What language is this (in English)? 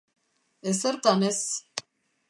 Basque